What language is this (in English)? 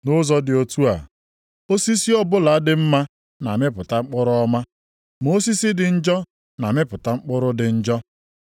Igbo